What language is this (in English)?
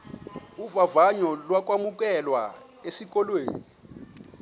Xhosa